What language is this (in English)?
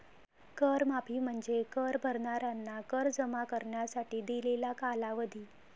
Marathi